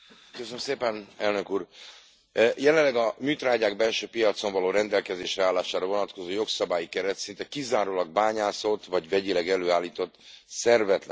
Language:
Hungarian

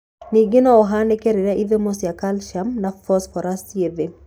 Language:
Kikuyu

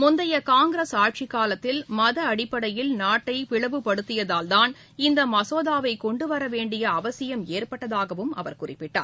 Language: Tamil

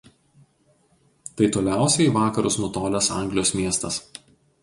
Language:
Lithuanian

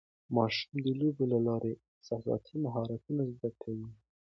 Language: Pashto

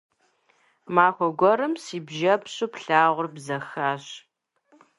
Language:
Kabardian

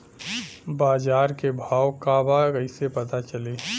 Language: Bhojpuri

